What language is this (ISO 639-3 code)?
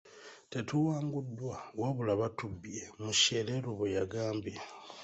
lug